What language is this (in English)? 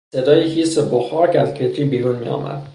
Persian